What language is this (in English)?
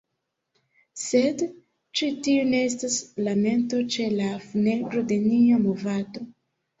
Esperanto